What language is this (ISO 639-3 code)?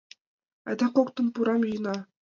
chm